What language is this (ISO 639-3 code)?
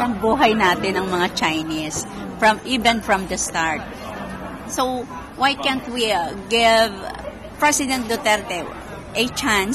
fil